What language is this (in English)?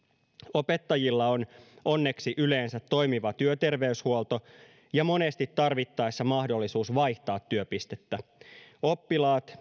Finnish